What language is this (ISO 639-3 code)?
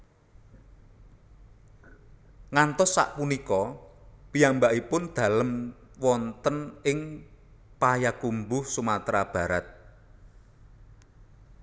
jav